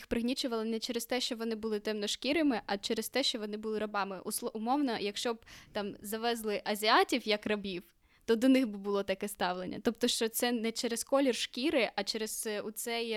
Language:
Ukrainian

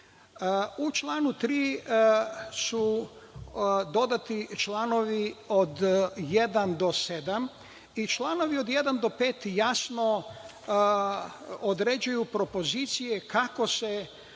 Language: Serbian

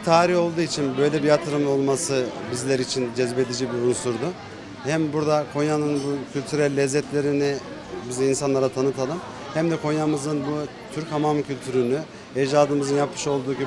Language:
Turkish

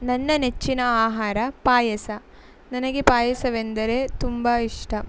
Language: Kannada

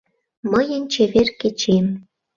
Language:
Mari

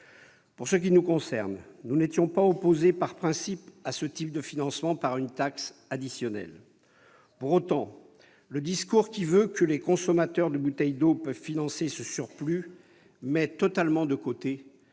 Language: French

